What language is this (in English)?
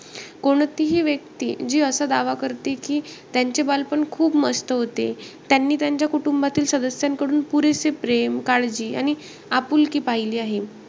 Marathi